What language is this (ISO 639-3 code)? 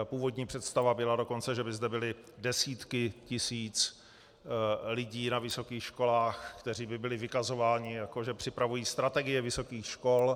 ces